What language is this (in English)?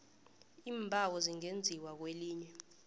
South Ndebele